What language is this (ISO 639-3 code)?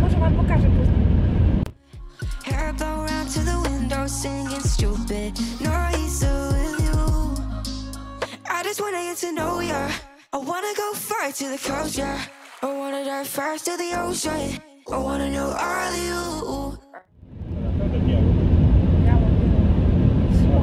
pol